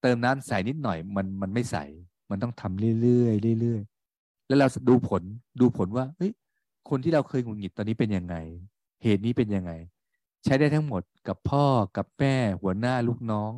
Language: Thai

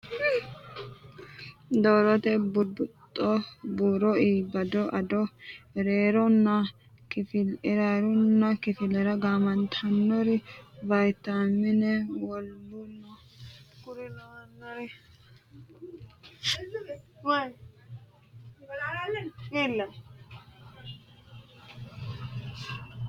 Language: Sidamo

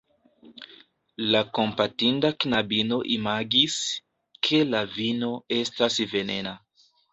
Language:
Esperanto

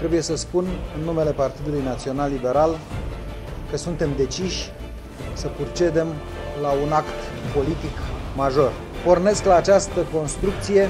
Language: Romanian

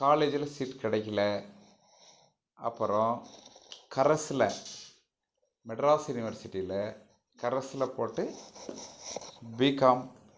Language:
Tamil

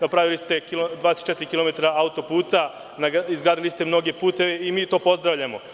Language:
Serbian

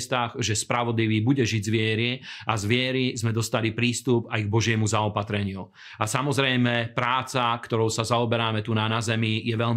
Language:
Slovak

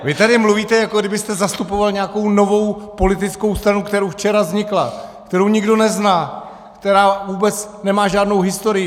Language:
Czech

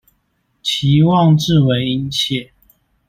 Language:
Chinese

